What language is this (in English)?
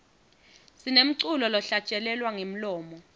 Swati